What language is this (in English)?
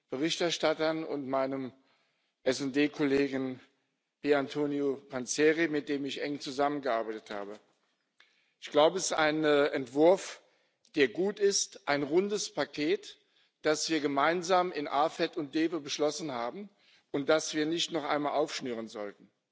German